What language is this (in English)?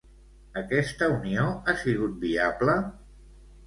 Catalan